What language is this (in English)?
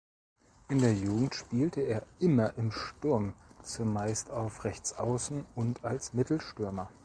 German